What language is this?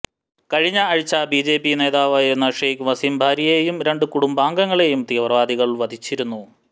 Malayalam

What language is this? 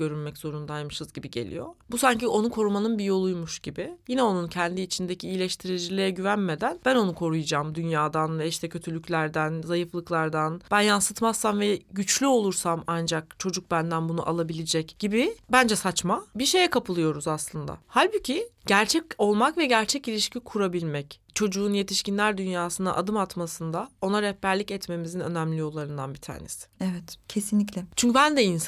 Turkish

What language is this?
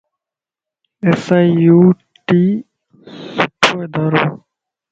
Lasi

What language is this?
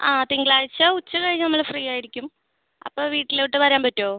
Malayalam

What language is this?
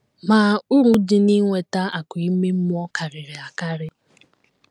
Igbo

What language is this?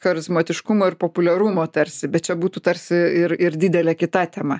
Lithuanian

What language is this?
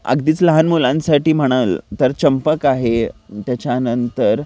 Marathi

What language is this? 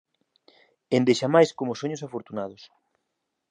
Galician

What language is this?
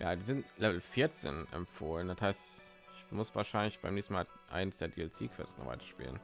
German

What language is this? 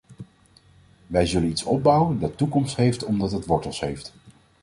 Dutch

